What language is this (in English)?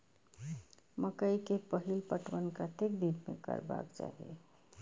Maithili